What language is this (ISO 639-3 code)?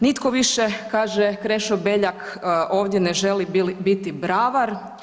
hrv